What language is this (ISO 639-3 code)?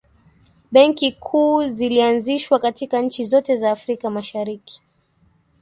swa